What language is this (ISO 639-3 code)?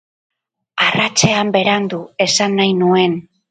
eus